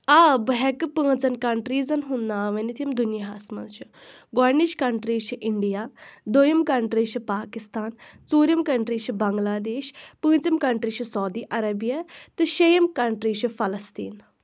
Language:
Kashmiri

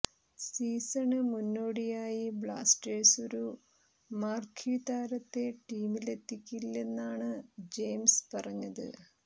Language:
Malayalam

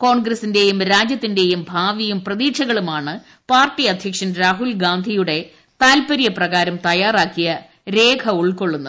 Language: Malayalam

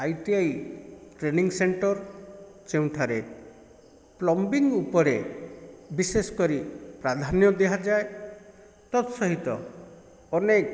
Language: Odia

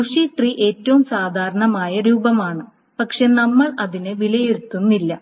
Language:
Malayalam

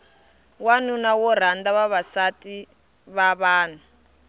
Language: Tsonga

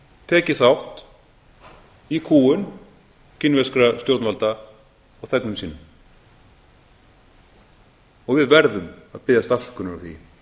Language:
Icelandic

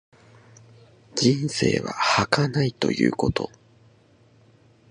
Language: Japanese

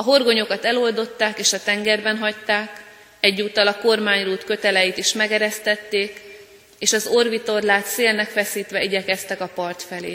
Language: Hungarian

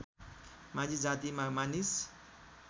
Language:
Nepali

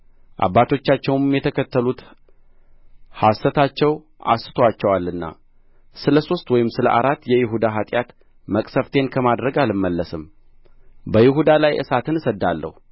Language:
Amharic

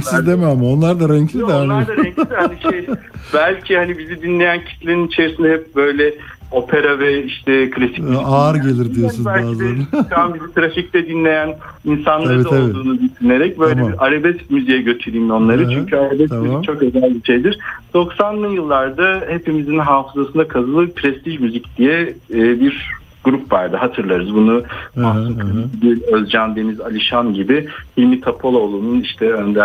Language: Turkish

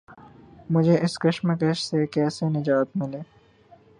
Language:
Urdu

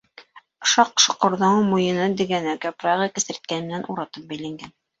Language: Bashkir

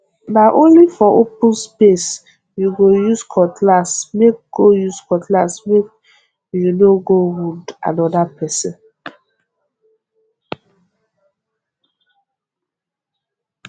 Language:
Nigerian Pidgin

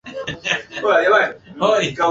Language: Swahili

